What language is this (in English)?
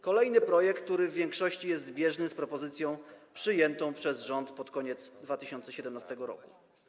Polish